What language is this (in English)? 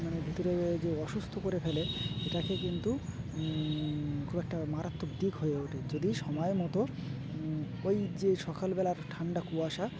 Bangla